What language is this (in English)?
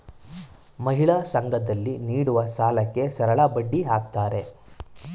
Kannada